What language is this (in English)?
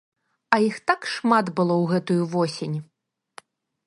Belarusian